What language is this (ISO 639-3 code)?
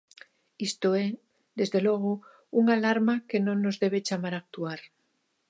glg